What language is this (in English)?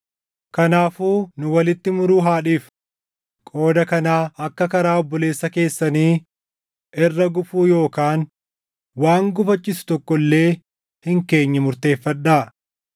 Oromo